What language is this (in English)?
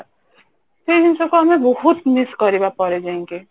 Odia